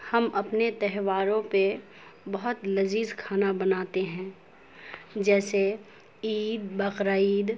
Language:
Urdu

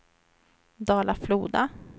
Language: Swedish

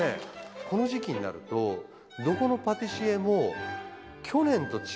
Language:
Japanese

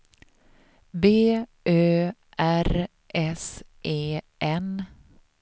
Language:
Swedish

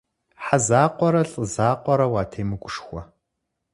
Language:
Kabardian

